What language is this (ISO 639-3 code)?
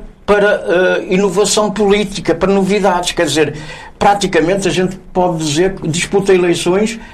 por